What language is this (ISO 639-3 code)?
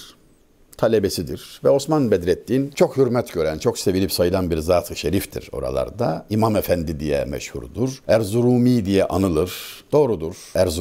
tur